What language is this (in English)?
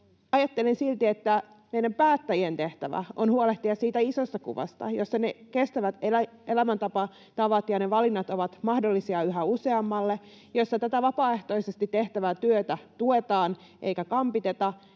Finnish